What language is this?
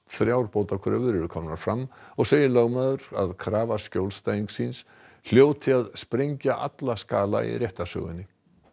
Icelandic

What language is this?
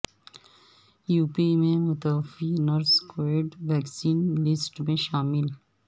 Urdu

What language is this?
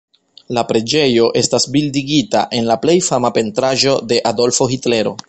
Esperanto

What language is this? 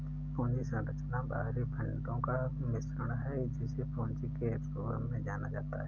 Hindi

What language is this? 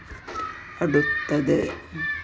Malayalam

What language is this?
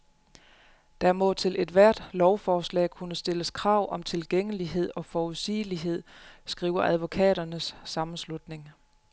Danish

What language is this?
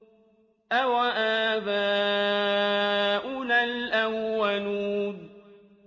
Arabic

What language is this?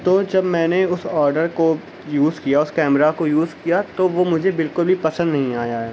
Urdu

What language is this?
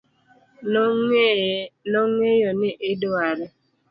Luo (Kenya and Tanzania)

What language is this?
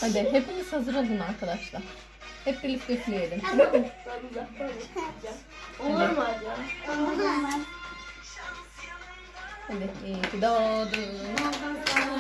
Turkish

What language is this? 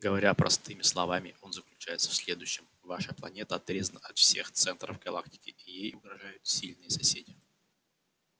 Russian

